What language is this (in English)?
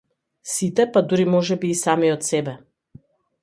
Macedonian